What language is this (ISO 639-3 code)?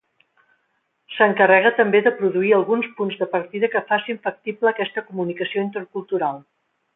cat